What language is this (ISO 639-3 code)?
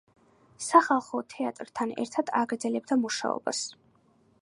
kat